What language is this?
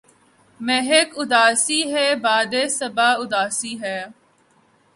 Urdu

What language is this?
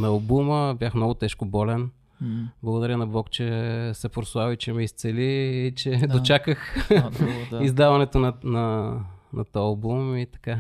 Bulgarian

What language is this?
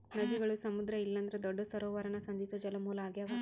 Kannada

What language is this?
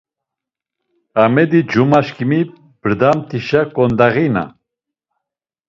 Laz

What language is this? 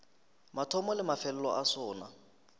Northern Sotho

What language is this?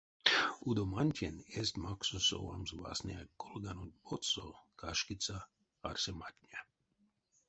Erzya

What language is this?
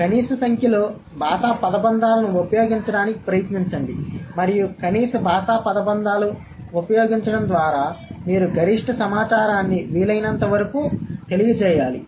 Telugu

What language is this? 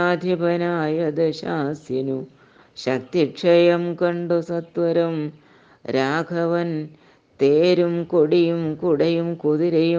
Malayalam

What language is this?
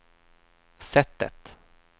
Swedish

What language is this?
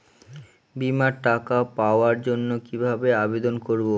Bangla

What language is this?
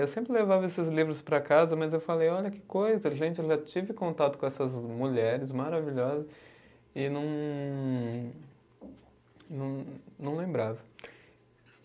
Portuguese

